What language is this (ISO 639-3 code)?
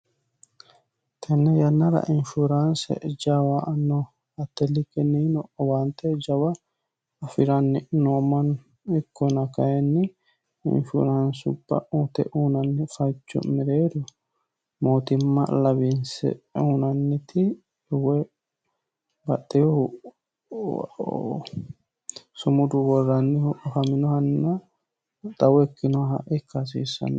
sid